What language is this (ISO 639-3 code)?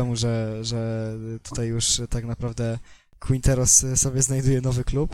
pol